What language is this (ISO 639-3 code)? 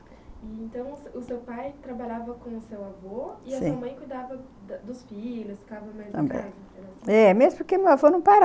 por